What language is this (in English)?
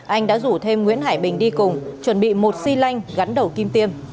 Vietnamese